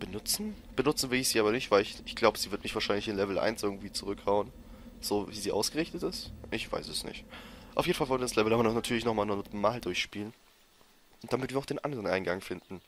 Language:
German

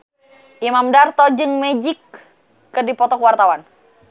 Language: Sundanese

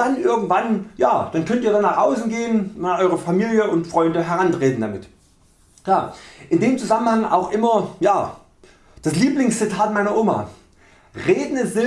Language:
German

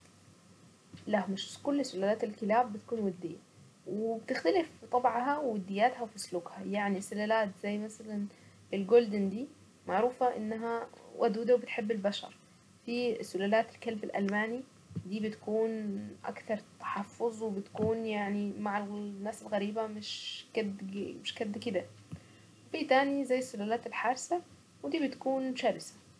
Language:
Saidi Arabic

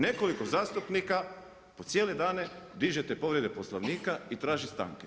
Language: Croatian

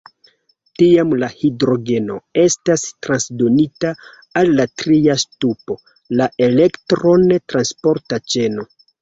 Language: Esperanto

